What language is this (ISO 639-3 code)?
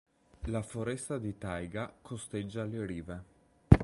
ita